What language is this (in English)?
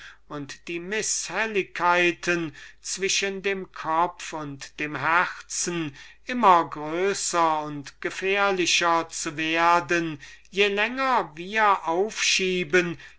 German